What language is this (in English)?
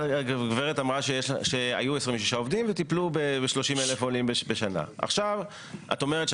Hebrew